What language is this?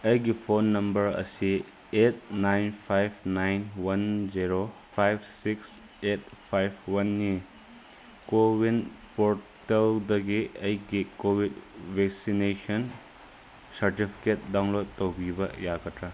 Manipuri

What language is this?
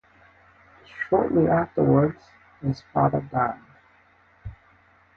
English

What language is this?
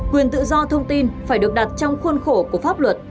Vietnamese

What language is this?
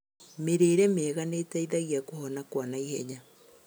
Kikuyu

